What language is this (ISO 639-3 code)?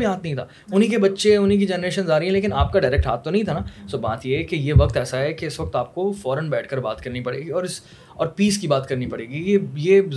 urd